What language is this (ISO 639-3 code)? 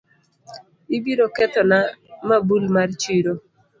luo